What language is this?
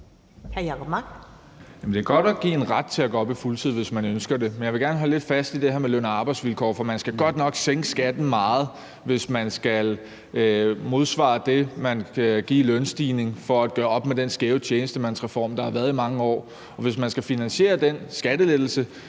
Danish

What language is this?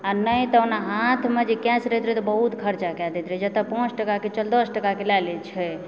Maithili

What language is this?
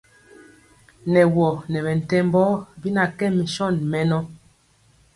Mpiemo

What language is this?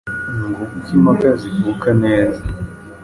Kinyarwanda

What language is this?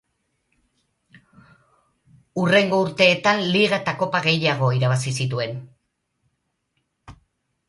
Basque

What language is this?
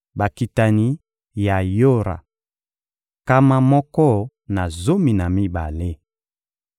Lingala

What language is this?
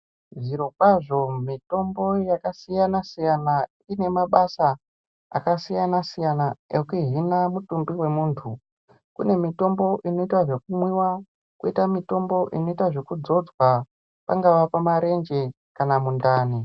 Ndau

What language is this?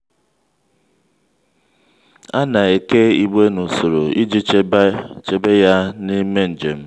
Igbo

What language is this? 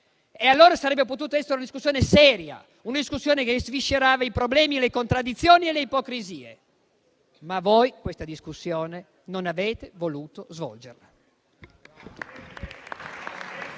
Italian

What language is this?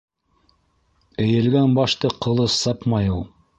Bashkir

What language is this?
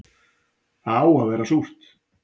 Icelandic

